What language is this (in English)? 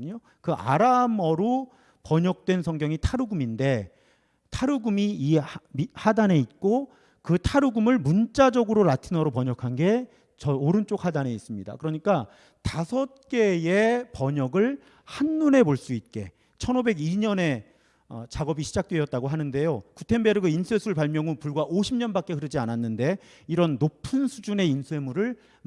Korean